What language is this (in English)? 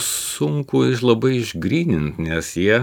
Lithuanian